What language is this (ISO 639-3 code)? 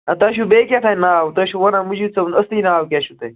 kas